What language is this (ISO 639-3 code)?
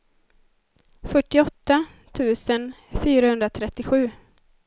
swe